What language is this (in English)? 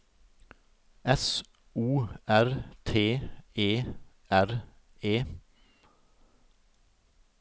Norwegian